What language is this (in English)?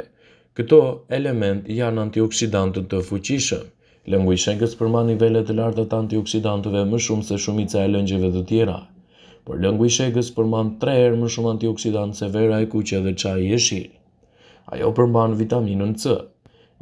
Romanian